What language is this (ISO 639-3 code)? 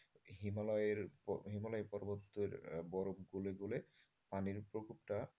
ben